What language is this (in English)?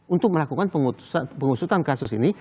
Indonesian